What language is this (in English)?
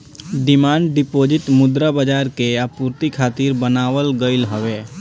Bhojpuri